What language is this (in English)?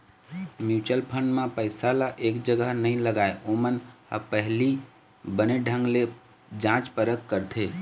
Chhattisgarhi